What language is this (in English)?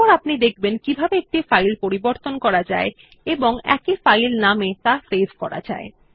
Bangla